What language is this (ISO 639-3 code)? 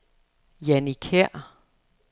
dan